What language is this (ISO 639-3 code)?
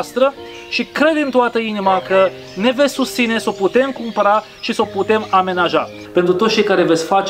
ron